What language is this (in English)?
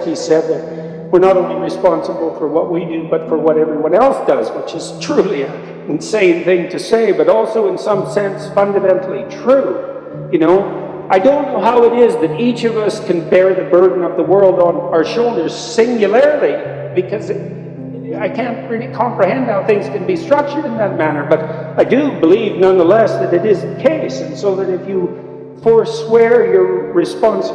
English